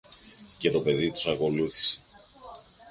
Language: Greek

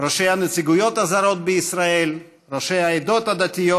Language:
Hebrew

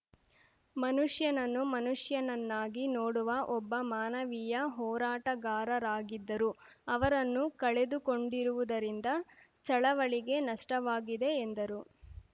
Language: Kannada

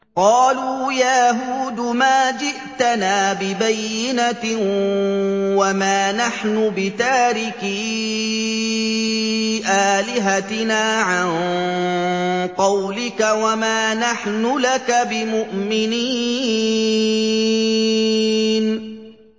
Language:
Arabic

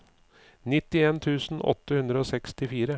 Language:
Norwegian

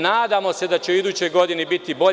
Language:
Serbian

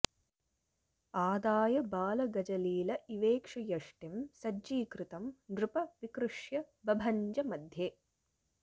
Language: Sanskrit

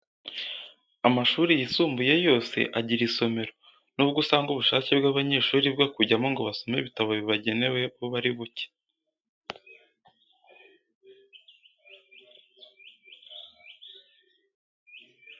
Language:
Kinyarwanda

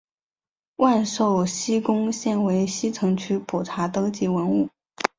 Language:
Chinese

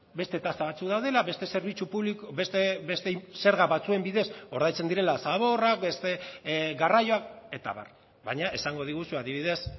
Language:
Basque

